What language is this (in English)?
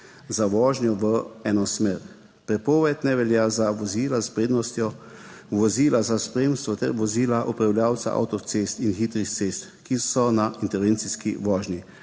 Slovenian